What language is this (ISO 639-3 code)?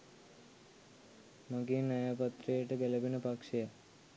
sin